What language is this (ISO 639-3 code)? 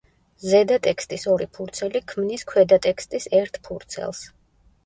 kat